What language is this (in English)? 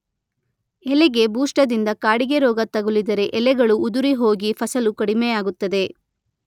Kannada